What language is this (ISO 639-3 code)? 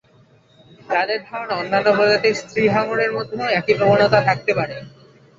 ben